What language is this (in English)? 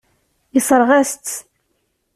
Kabyle